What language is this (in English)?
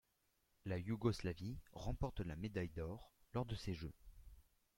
French